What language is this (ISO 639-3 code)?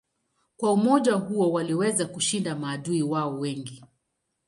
swa